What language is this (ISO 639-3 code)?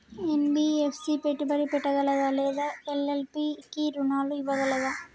tel